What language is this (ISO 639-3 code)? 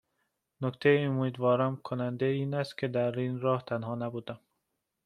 fas